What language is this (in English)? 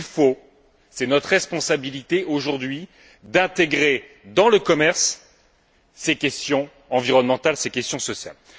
French